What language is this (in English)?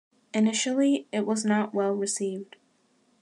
English